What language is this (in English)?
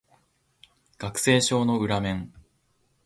Japanese